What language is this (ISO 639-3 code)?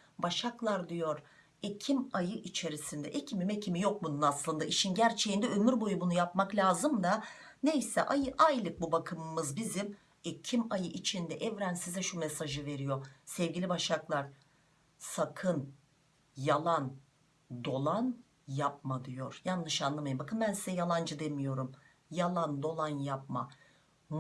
tur